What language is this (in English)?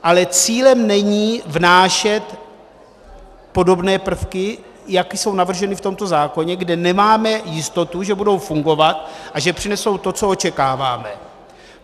Czech